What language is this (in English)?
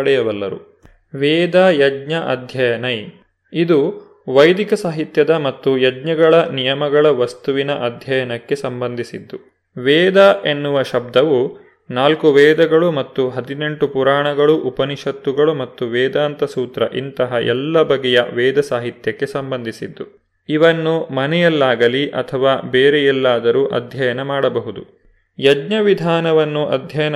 Kannada